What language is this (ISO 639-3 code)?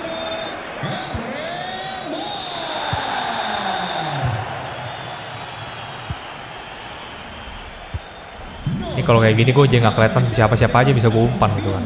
ind